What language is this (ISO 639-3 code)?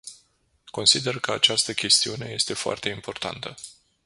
ron